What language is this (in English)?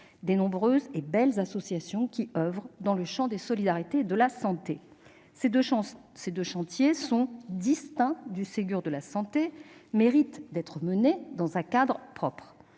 French